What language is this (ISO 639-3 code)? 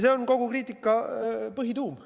est